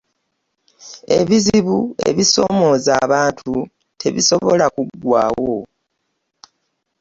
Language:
Ganda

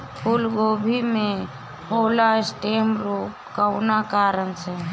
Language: Bhojpuri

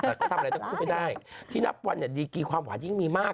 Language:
Thai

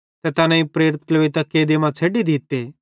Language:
Bhadrawahi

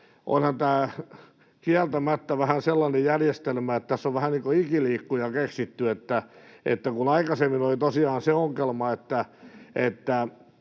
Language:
Finnish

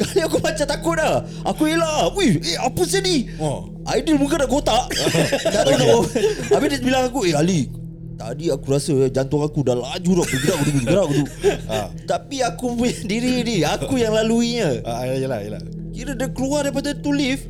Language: Malay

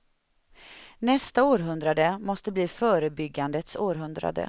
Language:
Swedish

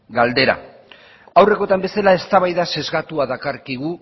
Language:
Basque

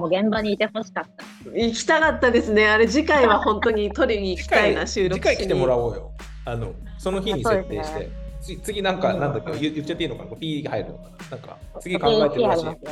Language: Japanese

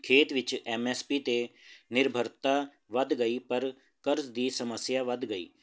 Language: Punjabi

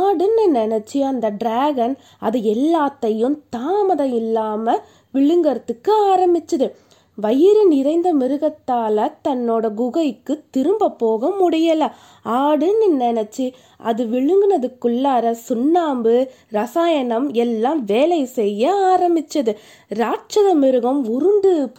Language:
Tamil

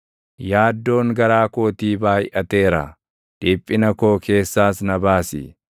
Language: Oromo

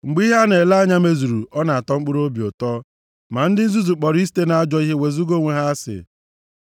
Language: Igbo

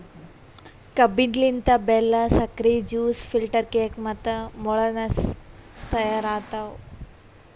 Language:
Kannada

